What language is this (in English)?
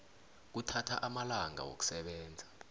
South Ndebele